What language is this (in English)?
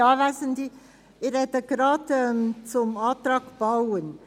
Swiss German